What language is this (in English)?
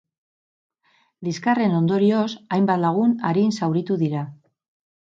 Basque